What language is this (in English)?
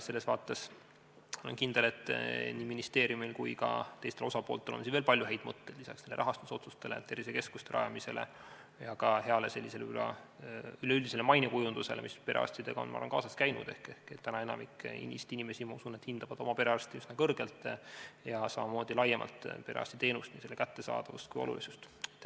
Estonian